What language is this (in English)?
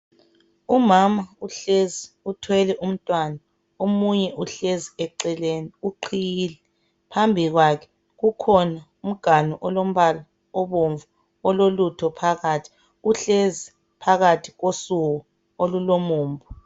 North Ndebele